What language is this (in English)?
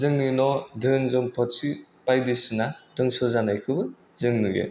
Bodo